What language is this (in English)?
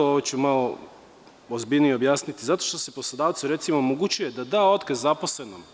Serbian